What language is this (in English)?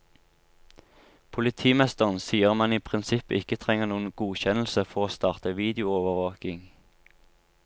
Norwegian